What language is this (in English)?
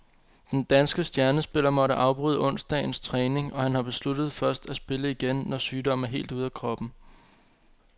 Danish